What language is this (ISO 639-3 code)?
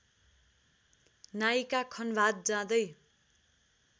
nep